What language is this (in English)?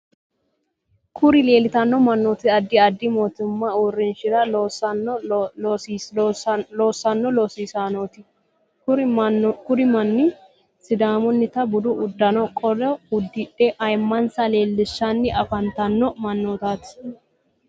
Sidamo